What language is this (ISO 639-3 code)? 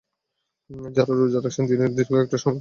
ben